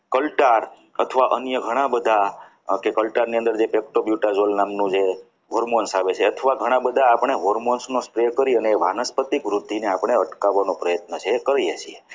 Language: Gujarati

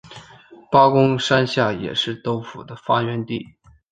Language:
Chinese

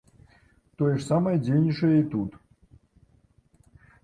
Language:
Belarusian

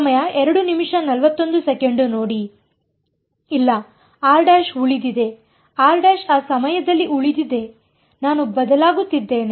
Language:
Kannada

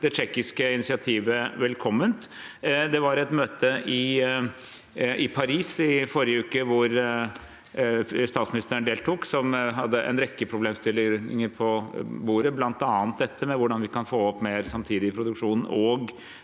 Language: Norwegian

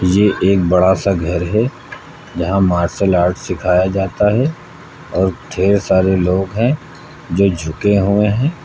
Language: Hindi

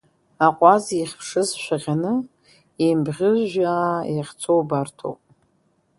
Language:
Abkhazian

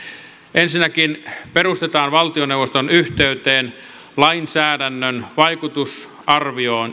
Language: Finnish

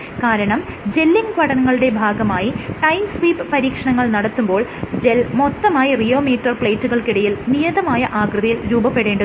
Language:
Malayalam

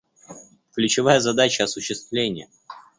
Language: Russian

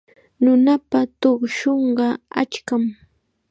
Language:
Chiquián Ancash Quechua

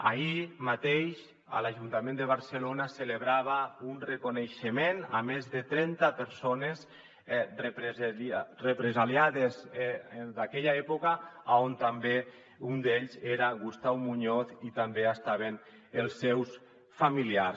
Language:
Catalan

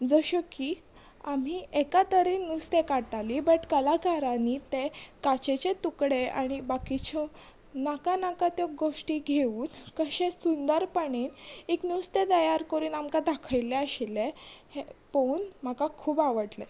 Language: Konkani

